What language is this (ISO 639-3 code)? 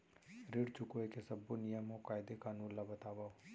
hne